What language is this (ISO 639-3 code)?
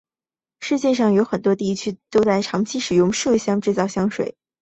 zho